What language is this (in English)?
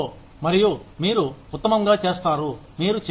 Telugu